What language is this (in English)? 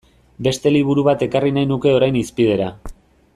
Basque